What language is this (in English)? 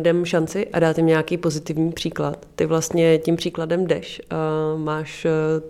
Czech